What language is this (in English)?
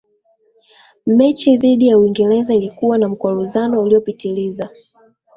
Swahili